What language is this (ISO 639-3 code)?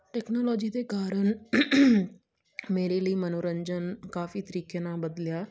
pan